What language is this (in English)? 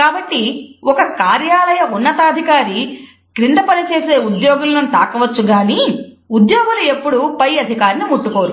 Telugu